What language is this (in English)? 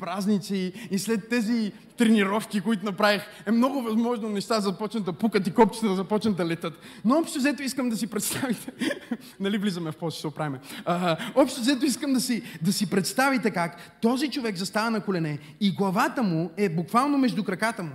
Bulgarian